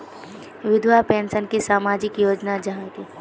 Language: Magahi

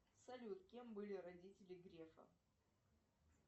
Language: Russian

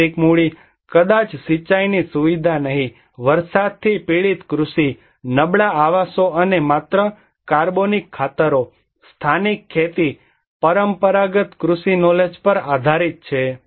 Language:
Gujarati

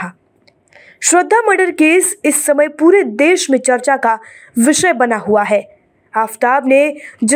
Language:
Hindi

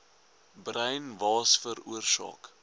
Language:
Afrikaans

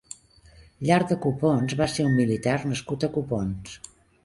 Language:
Catalan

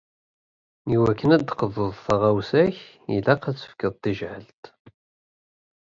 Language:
Kabyle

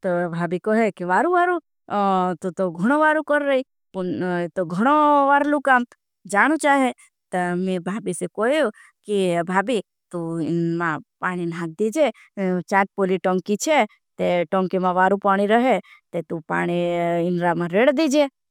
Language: Bhili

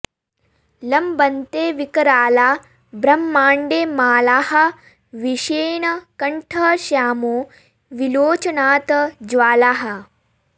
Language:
Sanskrit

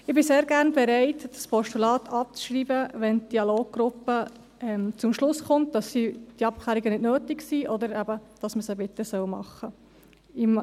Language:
Swiss German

